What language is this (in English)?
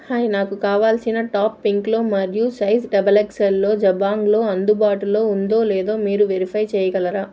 Telugu